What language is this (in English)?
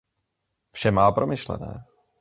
Czech